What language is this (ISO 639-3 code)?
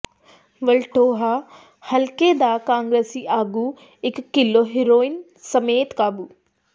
pan